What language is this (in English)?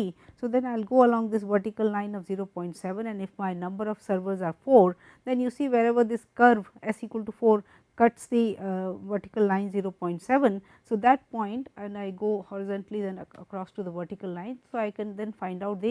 English